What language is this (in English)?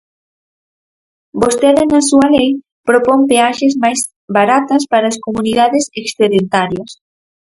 Galician